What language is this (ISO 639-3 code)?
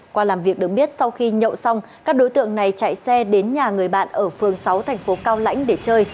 vie